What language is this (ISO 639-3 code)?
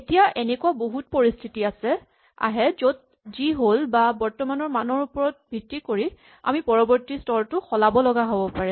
asm